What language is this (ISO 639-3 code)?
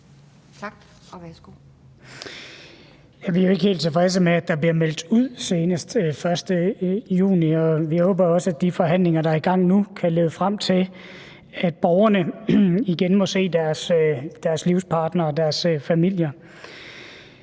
dan